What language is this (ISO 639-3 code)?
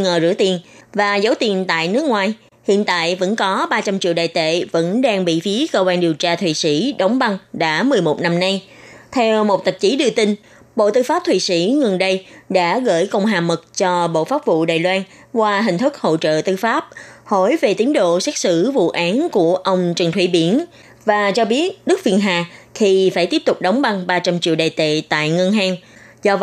vie